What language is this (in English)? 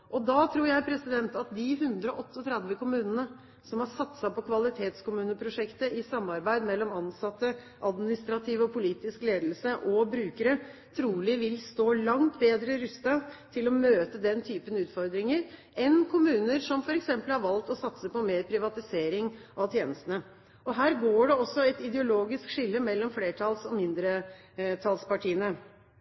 Norwegian Bokmål